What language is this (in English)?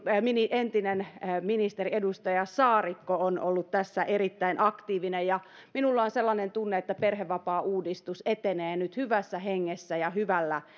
Finnish